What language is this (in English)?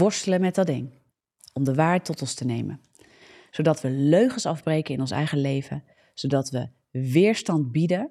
Dutch